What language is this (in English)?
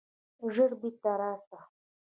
Pashto